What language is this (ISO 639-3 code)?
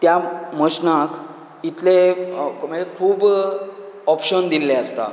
kok